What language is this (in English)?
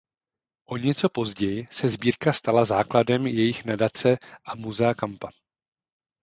Czech